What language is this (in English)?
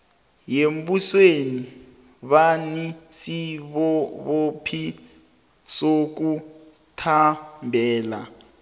South Ndebele